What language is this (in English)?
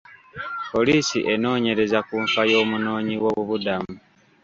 Ganda